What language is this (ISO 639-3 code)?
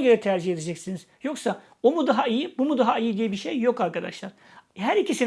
tur